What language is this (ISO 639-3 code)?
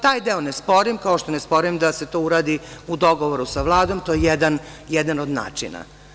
srp